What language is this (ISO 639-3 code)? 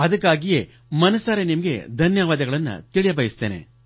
kan